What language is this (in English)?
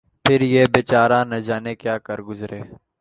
Urdu